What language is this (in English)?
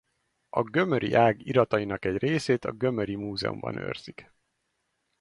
Hungarian